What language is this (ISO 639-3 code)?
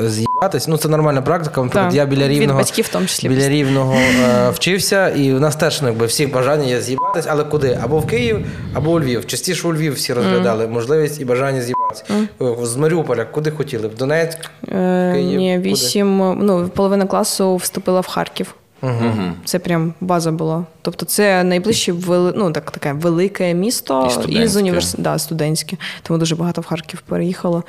ukr